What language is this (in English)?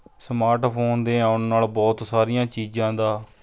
Punjabi